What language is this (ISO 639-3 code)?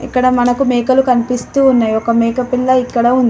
tel